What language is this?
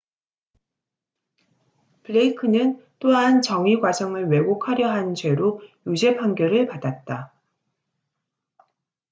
Korean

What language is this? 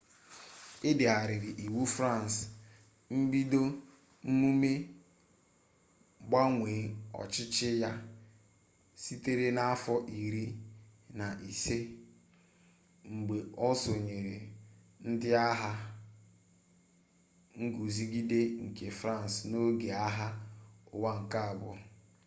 Igbo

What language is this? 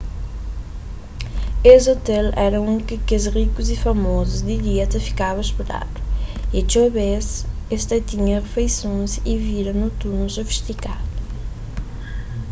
Kabuverdianu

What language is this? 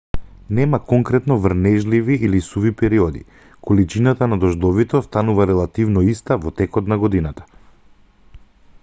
Macedonian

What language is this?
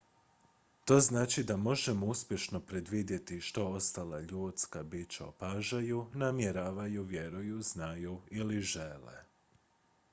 Croatian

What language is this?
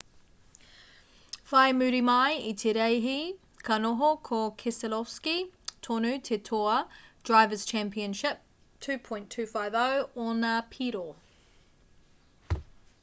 Māori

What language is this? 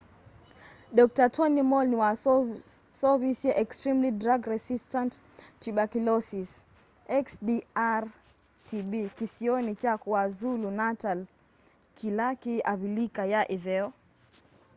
Kamba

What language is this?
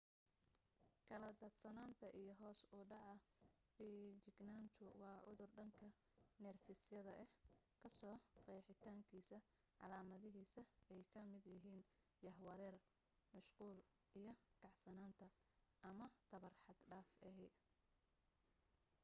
Somali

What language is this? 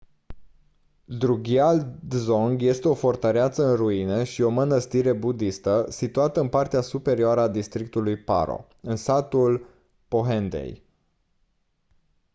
Romanian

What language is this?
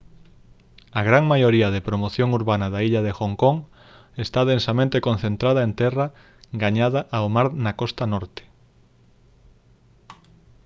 Galician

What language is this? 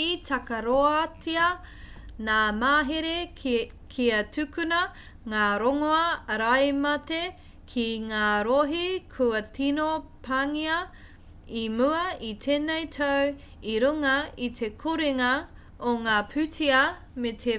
Māori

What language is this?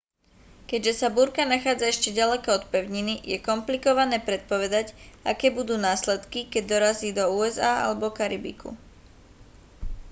Slovak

